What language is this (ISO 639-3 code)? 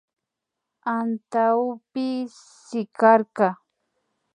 qvi